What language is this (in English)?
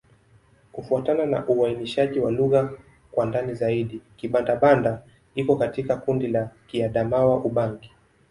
Swahili